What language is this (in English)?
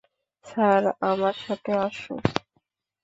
Bangla